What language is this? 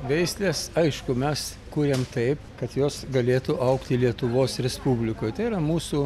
Lithuanian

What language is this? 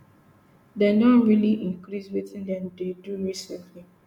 Nigerian Pidgin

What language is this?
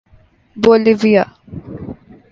Urdu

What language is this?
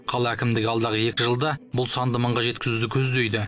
Kazakh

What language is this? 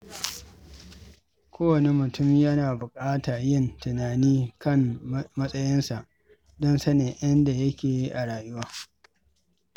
Hausa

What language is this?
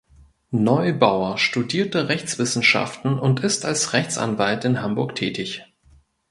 German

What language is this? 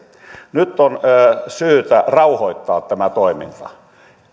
Finnish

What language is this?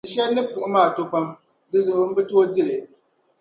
Dagbani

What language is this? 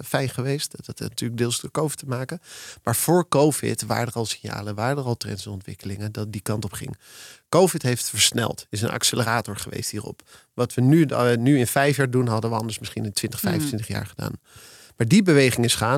Dutch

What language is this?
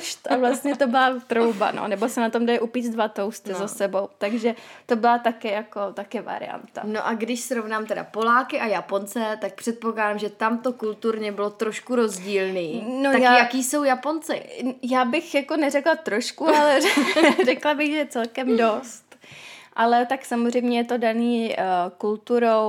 Czech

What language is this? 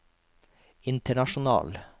Norwegian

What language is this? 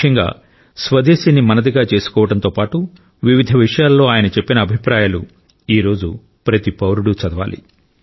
Telugu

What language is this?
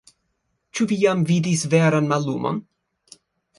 Esperanto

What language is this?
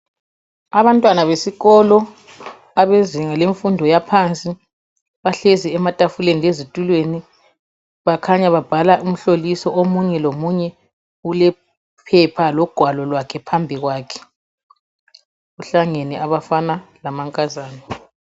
North Ndebele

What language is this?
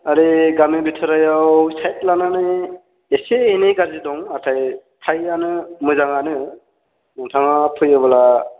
Bodo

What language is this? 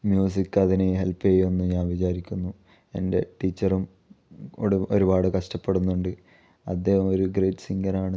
Malayalam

